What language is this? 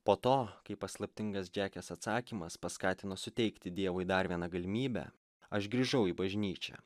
Lithuanian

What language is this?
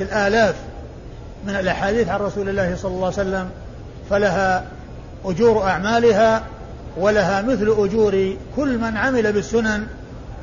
Arabic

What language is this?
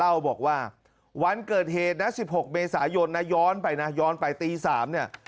Thai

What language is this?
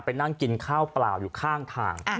Thai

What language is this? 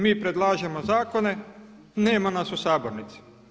Croatian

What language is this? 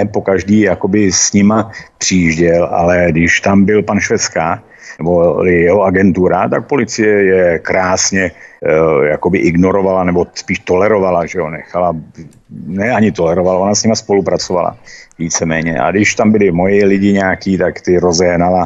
Czech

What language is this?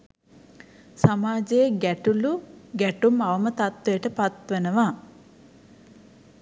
Sinhala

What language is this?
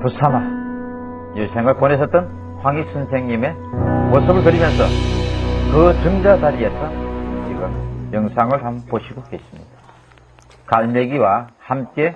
Korean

